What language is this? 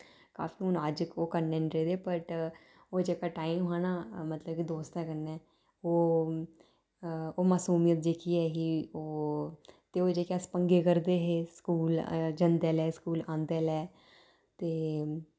Dogri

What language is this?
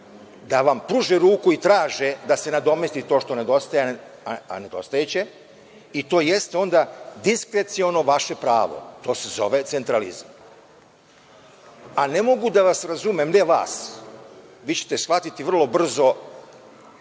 Serbian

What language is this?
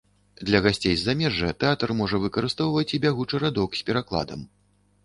Belarusian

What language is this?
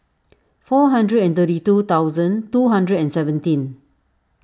English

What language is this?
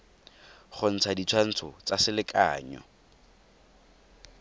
Tswana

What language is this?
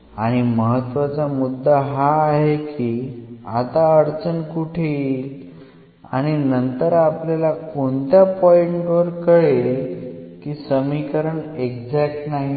Marathi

